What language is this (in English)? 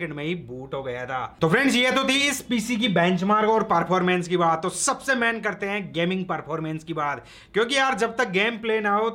Hindi